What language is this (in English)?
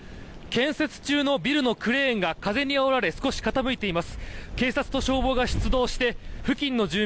Japanese